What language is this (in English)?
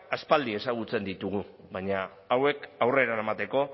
Basque